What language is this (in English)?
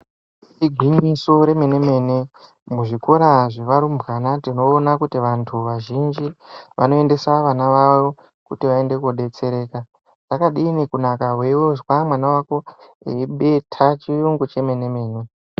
Ndau